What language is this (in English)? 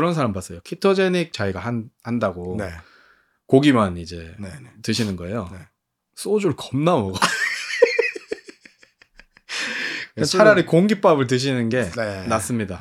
Korean